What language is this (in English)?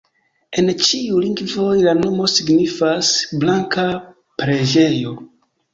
Esperanto